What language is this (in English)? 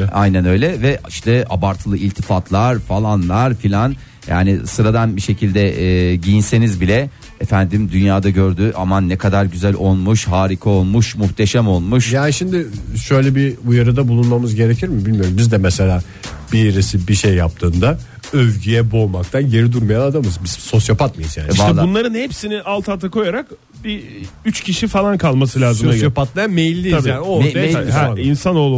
Turkish